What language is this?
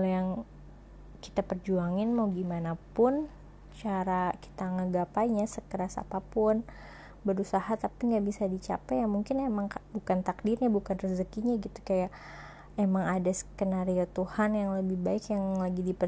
Indonesian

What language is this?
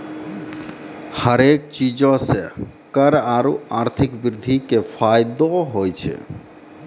Maithili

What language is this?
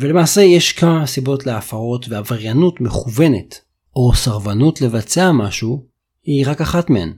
Hebrew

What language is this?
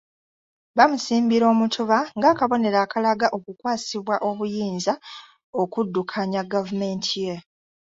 Ganda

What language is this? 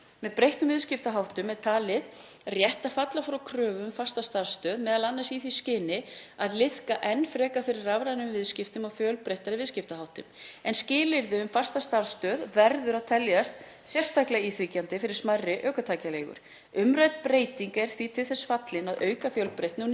Icelandic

